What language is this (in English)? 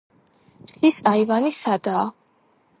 Georgian